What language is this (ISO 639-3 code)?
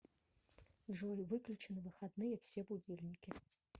rus